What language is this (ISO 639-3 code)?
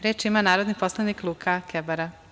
srp